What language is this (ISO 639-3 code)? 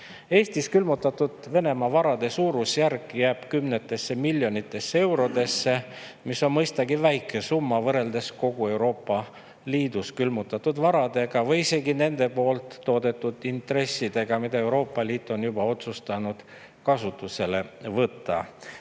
est